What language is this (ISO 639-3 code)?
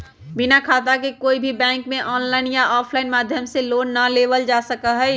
mag